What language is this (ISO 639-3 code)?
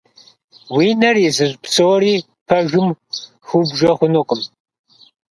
kbd